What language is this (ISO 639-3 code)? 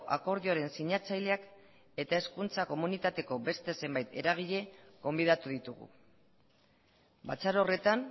eus